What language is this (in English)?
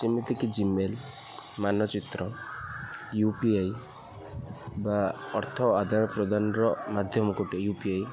Odia